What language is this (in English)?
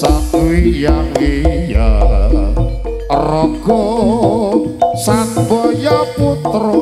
Indonesian